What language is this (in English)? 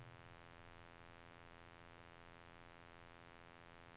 Norwegian